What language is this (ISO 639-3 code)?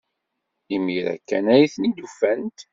kab